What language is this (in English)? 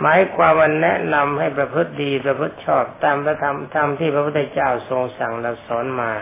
Thai